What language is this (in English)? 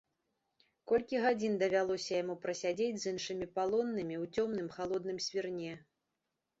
Belarusian